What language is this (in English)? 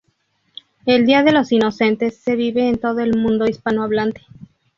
Spanish